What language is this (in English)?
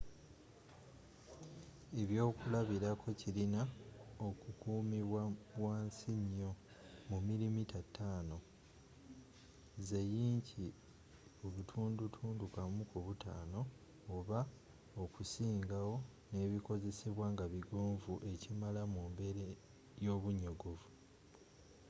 Ganda